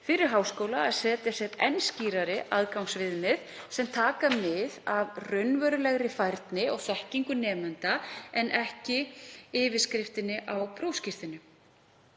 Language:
Icelandic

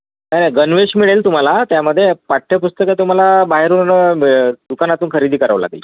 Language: Marathi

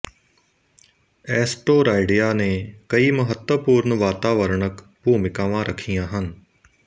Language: Punjabi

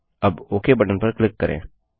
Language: Hindi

